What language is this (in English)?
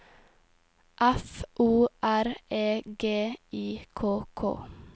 Norwegian